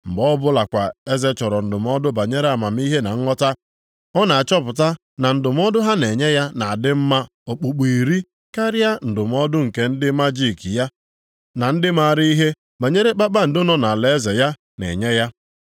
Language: Igbo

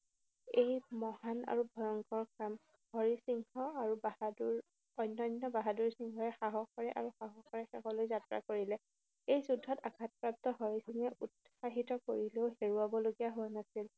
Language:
Assamese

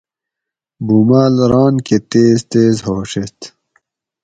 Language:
Gawri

